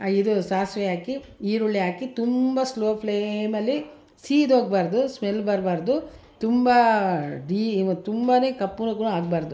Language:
Kannada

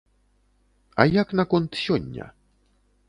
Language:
Belarusian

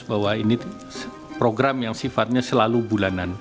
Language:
Indonesian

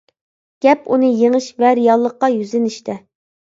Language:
Uyghur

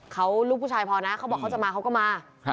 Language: Thai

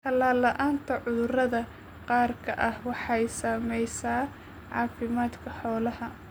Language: Somali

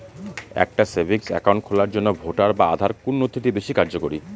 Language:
Bangla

